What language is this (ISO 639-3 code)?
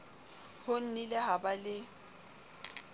sot